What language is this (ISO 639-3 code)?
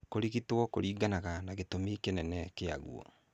kik